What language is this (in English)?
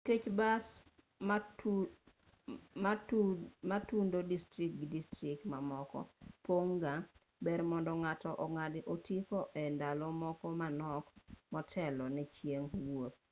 Luo (Kenya and Tanzania)